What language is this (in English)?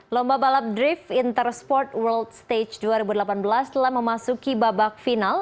Indonesian